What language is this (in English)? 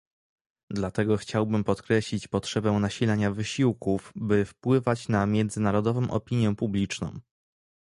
Polish